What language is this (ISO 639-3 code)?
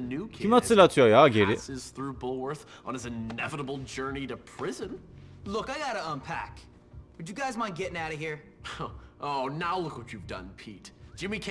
tur